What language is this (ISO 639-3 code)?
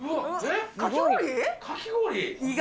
jpn